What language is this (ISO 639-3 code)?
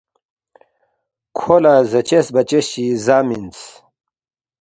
bft